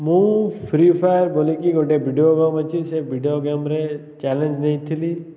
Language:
Odia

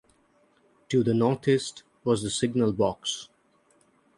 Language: English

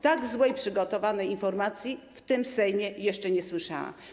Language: Polish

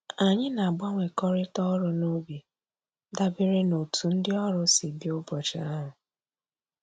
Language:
Igbo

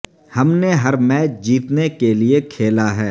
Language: Urdu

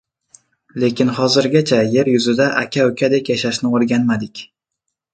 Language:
Uzbek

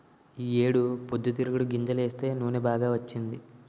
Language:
Telugu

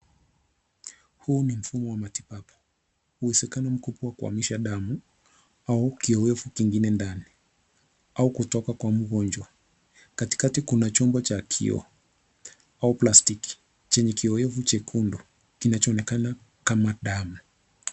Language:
Swahili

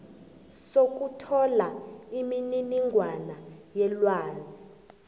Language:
South Ndebele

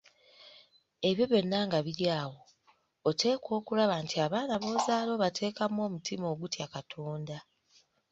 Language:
Ganda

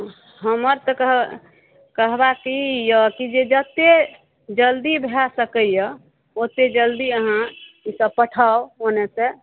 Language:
Maithili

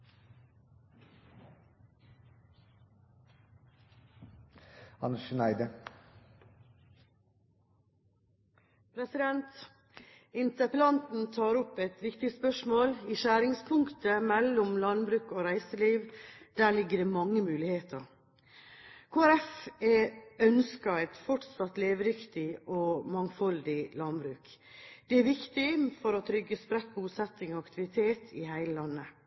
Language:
Norwegian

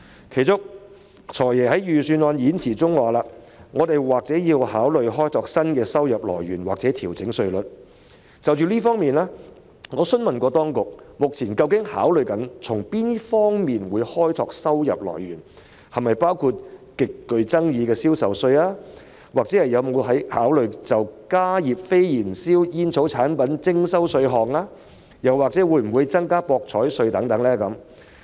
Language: Cantonese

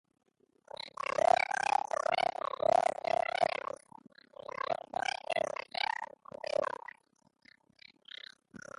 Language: Basque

